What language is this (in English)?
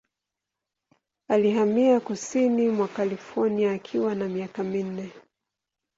Swahili